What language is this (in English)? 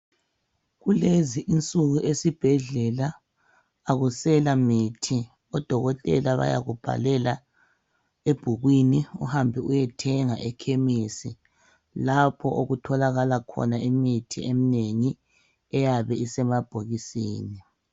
North Ndebele